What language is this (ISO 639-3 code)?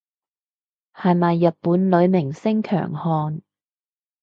yue